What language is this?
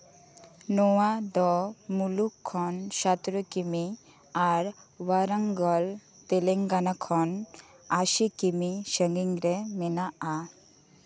Santali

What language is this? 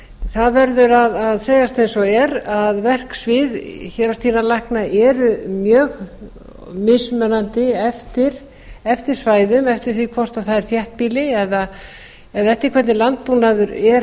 Icelandic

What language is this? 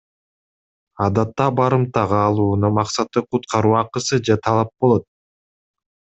Kyrgyz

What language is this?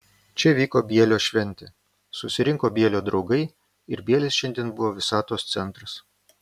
Lithuanian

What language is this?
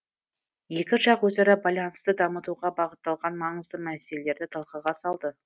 Kazakh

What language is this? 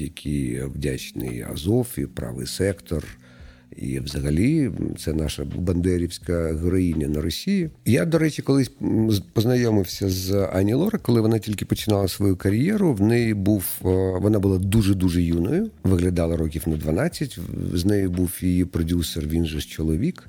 Ukrainian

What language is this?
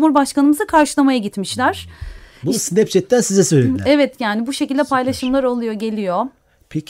Turkish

